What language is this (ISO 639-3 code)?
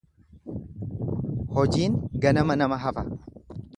orm